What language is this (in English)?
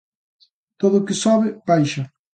Galician